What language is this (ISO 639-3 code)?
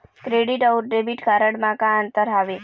hne